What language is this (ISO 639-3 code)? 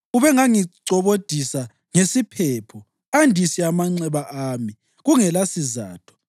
nde